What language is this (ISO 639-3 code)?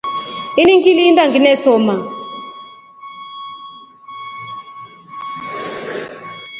rof